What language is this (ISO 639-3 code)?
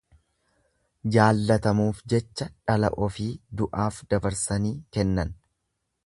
orm